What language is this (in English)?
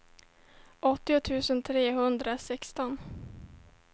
Swedish